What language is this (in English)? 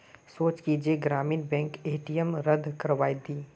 Magahi